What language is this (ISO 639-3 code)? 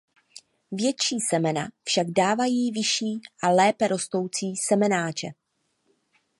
ces